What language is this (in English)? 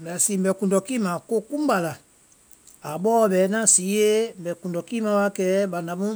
Vai